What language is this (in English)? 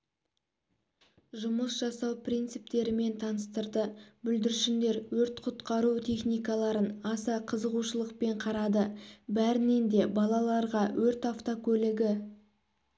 Kazakh